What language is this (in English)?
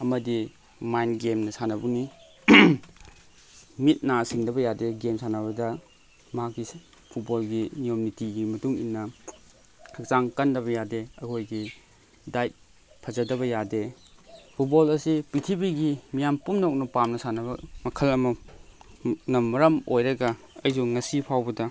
Manipuri